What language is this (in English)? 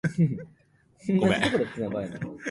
Japanese